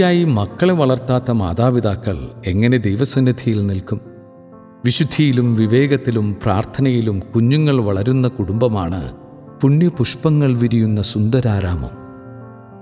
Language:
Malayalam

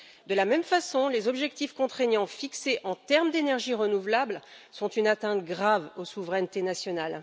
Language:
French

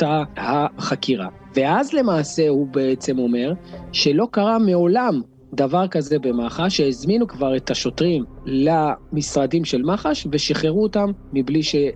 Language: Hebrew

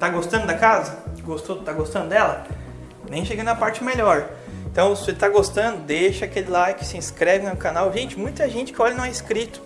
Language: Portuguese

